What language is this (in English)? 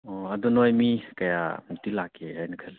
Manipuri